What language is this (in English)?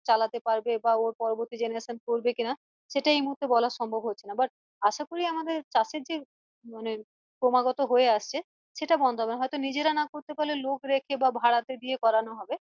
Bangla